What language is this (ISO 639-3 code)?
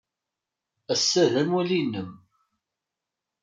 kab